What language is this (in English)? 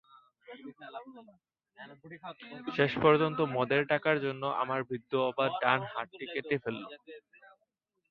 Bangla